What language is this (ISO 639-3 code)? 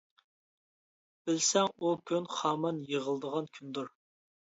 uig